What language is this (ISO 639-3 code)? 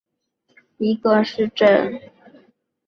zho